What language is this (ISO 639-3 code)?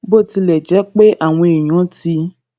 yor